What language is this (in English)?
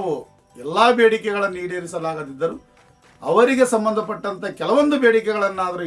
Kannada